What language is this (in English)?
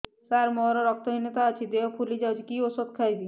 Odia